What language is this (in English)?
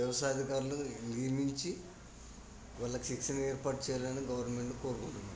Telugu